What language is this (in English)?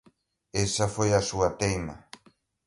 Galician